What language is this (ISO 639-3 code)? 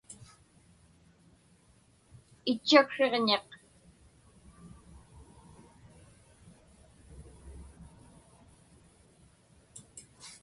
ipk